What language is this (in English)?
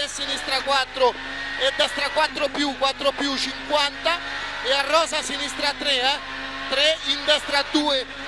Italian